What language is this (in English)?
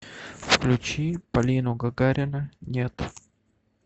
Russian